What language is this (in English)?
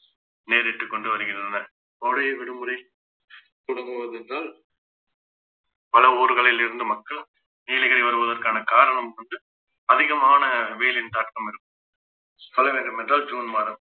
Tamil